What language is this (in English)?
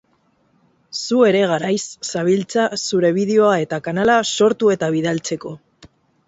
Basque